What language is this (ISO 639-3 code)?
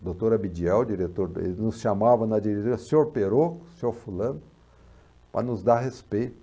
por